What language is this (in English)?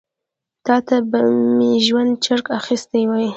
Pashto